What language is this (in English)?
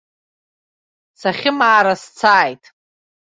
Abkhazian